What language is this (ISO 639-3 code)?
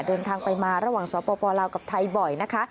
tha